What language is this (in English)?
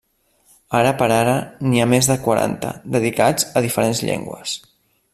Catalan